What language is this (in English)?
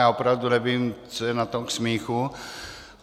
Czech